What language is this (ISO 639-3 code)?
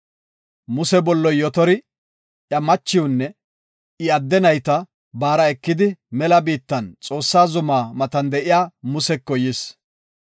gof